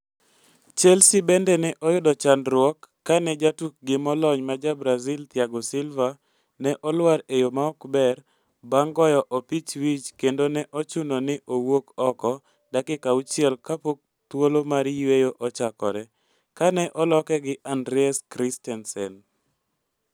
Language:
Luo (Kenya and Tanzania)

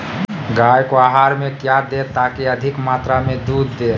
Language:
Magahi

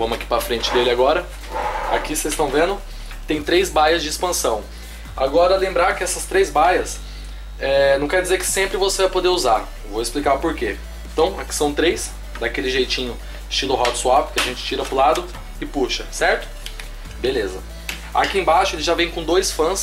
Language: Portuguese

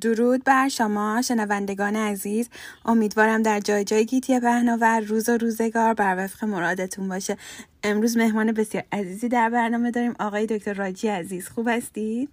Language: Persian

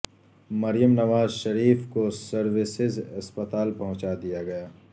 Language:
Urdu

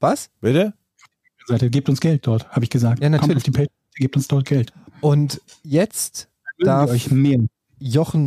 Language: German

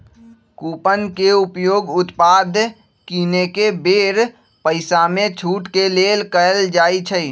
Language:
Magahi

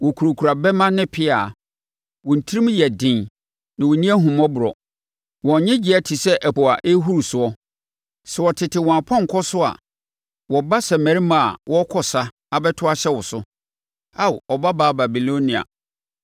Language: Akan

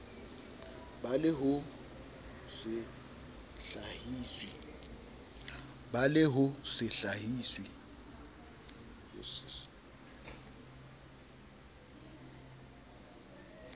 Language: Southern Sotho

